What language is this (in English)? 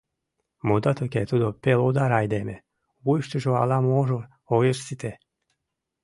Mari